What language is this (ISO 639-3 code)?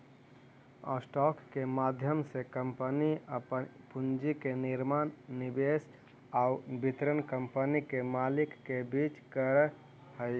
mag